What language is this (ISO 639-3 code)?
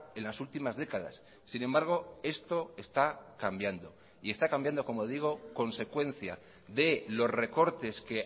spa